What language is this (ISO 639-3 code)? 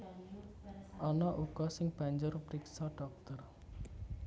jav